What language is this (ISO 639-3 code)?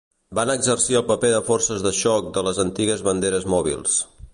cat